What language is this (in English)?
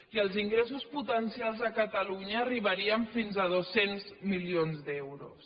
Catalan